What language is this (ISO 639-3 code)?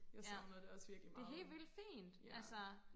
dan